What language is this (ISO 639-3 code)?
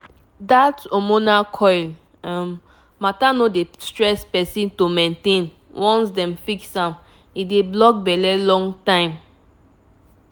pcm